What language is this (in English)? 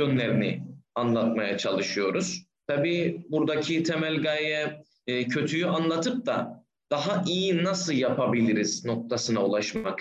Turkish